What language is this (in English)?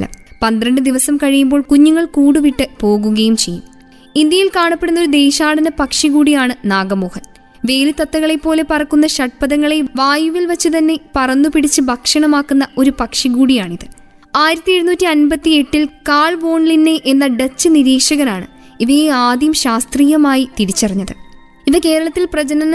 Malayalam